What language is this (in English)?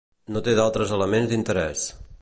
Catalan